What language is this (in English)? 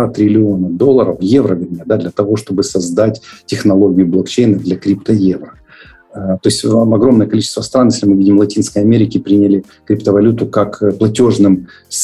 Russian